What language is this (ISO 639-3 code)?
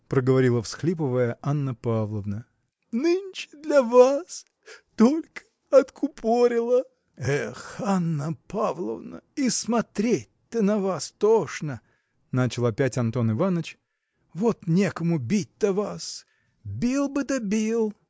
rus